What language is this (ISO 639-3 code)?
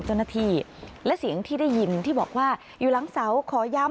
tha